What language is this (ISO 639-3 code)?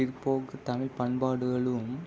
tam